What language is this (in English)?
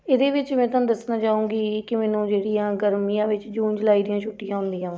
Punjabi